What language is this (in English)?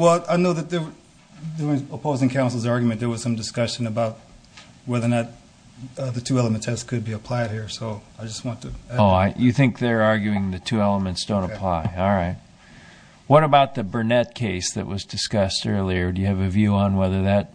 English